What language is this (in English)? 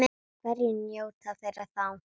Icelandic